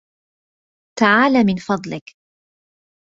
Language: Arabic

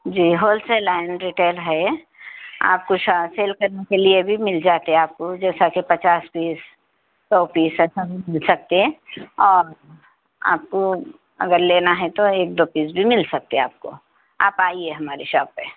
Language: Urdu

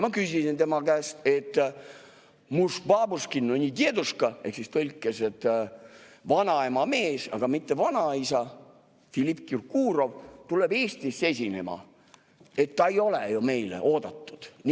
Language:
Estonian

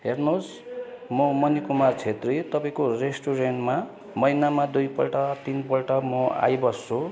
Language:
Nepali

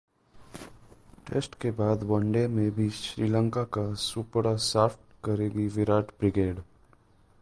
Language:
Hindi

